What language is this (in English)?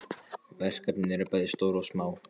Icelandic